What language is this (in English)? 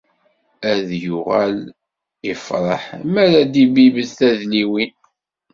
Kabyle